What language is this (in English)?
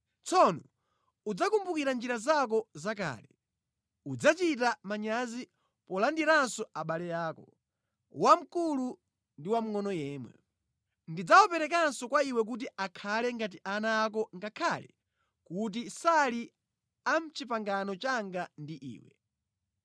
Nyanja